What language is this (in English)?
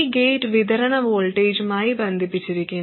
Malayalam